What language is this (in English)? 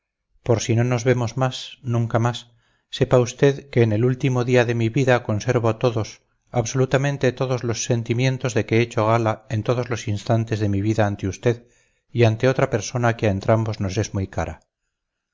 Spanish